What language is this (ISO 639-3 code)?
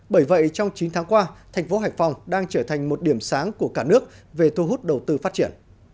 vie